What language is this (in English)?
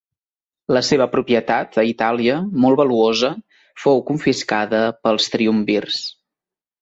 Catalan